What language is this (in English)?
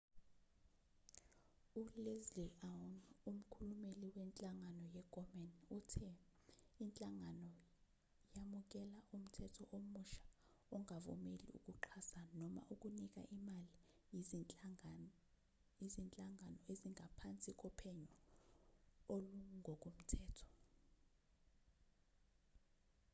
Zulu